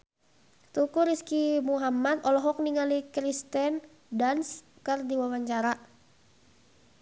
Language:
Sundanese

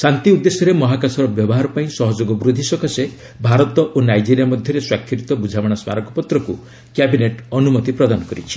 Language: Odia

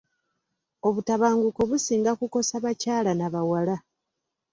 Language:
Ganda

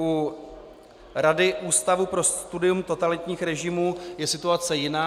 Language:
Czech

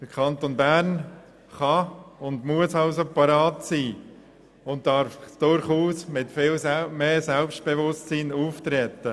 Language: Swiss German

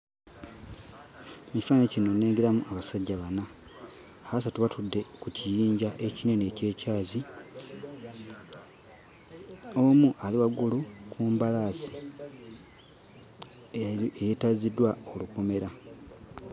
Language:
Ganda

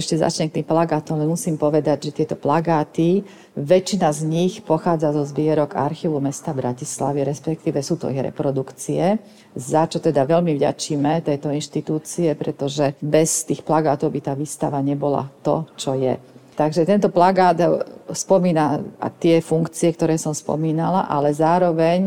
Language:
Slovak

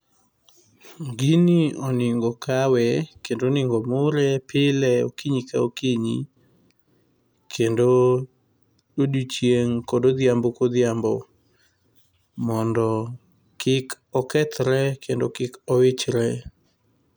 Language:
Luo (Kenya and Tanzania)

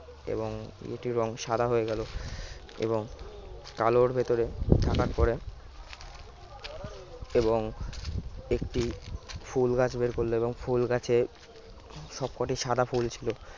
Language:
Bangla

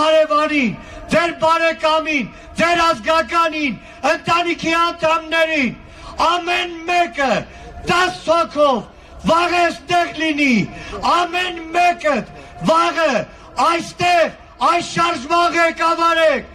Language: Turkish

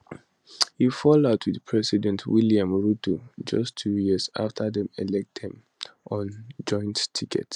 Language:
Nigerian Pidgin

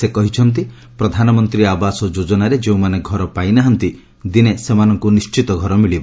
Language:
Odia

